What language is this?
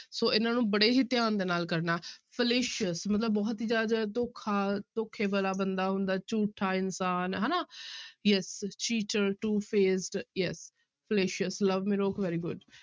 Punjabi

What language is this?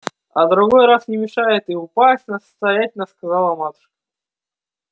Russian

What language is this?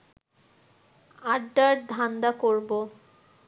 Bangla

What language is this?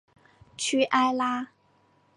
Chinese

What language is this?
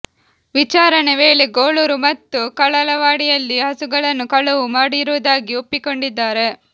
Kannada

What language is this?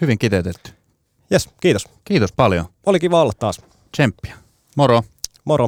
Finnish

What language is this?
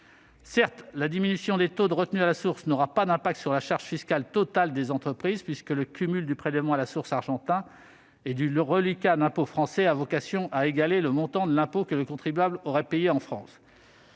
French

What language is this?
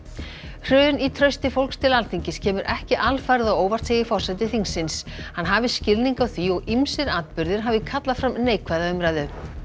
Icelandic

